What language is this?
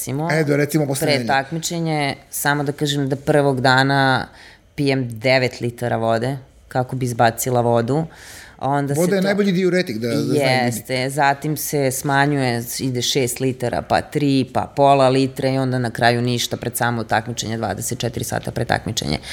Croatian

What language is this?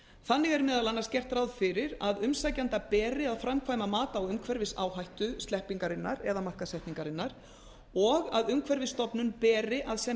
Icelandic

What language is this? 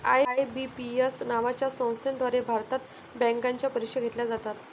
Marathi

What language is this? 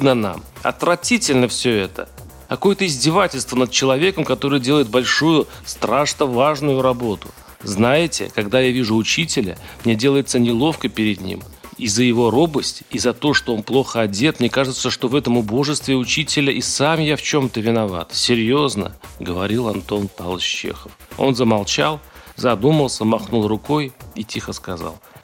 Russian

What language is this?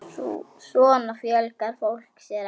Icelandic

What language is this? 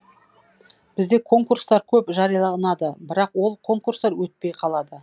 Kazakh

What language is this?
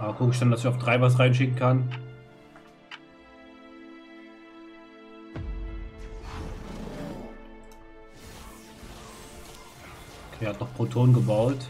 German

